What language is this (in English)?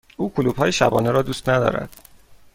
Persian